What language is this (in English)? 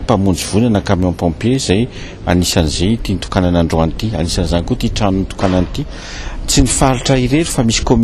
Romanian